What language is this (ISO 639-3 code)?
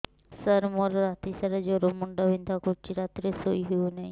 ori